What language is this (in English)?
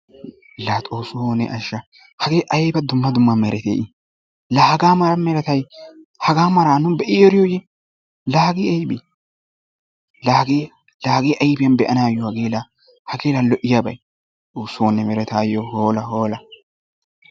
Wolaytta